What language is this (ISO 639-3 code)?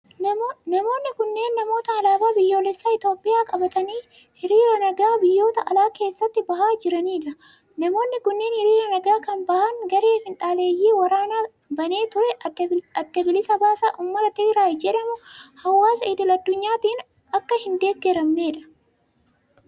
orm